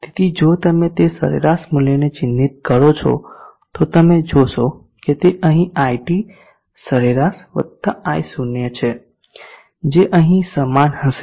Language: Gujarati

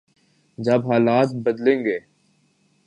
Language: Urdu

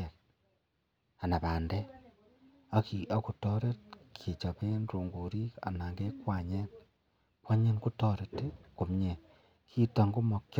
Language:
Kalenjin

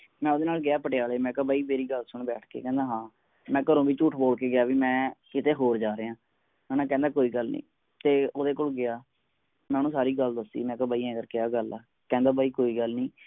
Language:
Punjabi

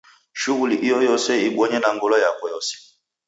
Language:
Taita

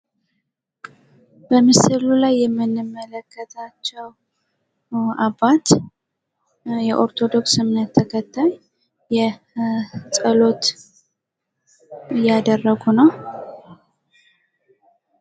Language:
Amharic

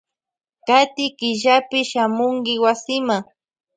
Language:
Loja Highland Quichua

